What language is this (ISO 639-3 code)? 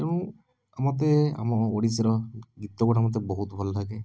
ori